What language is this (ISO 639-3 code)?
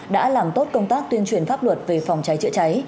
vie